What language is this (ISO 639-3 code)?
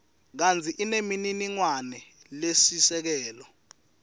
ssw